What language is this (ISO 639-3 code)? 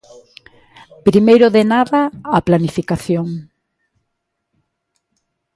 glg